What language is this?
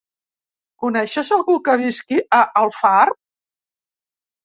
Catalan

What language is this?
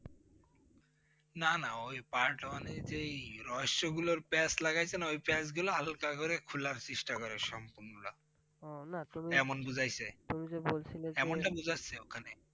Bangla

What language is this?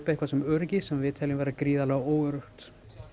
Icelandic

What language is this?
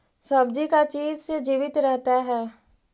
Magahi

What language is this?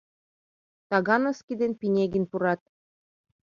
Mari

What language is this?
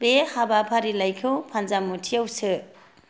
Bodo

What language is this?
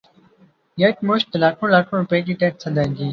Urdu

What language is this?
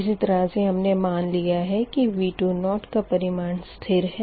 Hindi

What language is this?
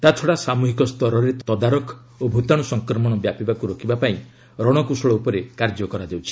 Odia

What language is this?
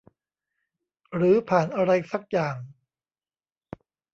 Thai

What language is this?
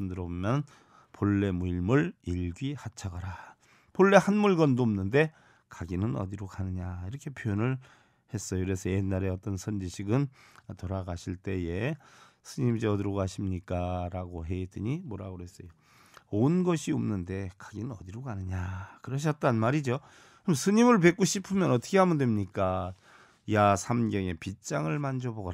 Korean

